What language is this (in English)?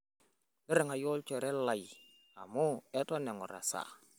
Masai